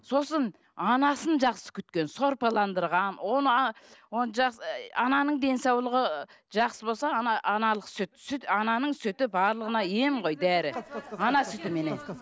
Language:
Kazakh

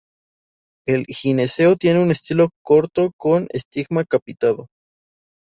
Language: Spanish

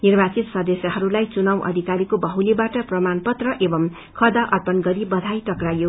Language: Nepali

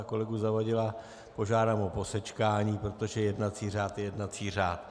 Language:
Czech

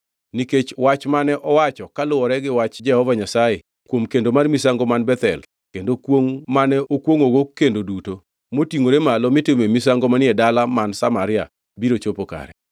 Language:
Luo (Kenya and Tanzania)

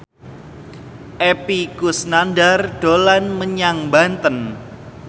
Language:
Javanese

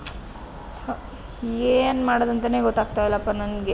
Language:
Kannada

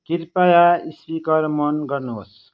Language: Nepali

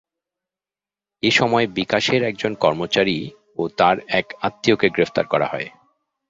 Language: Bangla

